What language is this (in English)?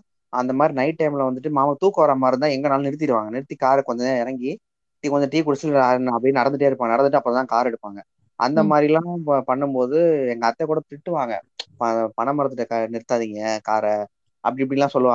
Tamil